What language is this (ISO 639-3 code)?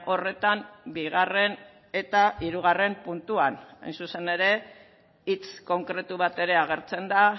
eus